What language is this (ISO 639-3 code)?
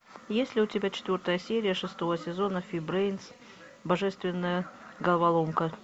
rus